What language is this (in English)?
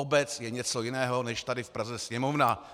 Czech